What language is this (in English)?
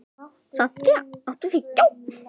Icelandic